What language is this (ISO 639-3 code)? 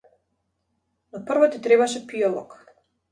mkd